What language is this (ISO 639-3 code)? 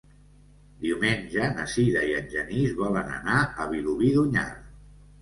cat